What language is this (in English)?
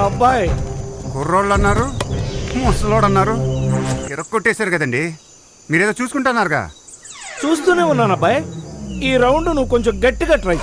Telugu